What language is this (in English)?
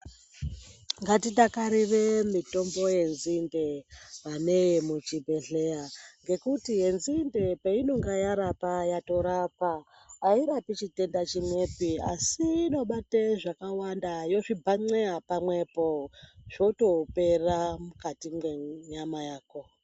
Ndau